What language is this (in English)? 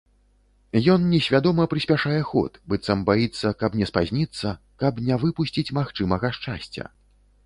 Belarusian